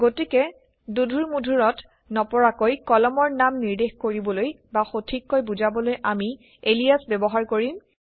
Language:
Assamese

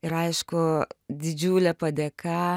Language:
Lithuanian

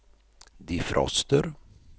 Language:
Swedish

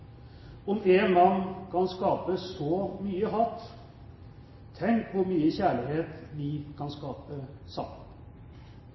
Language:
Norwegian Bokmål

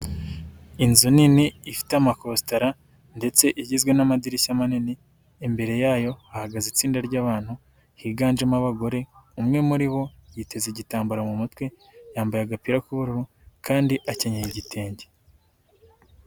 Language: Kinyarwanda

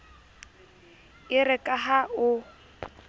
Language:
Southern Sotho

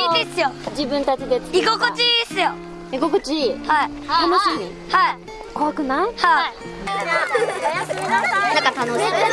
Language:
Japanese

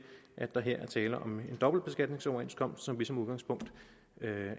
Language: Danish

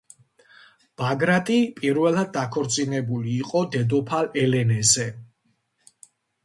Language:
Georgian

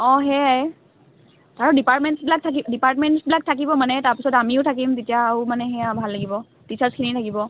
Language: Assamese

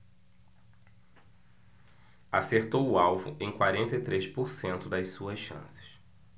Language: Portuguese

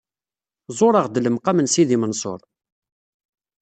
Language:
Kabyle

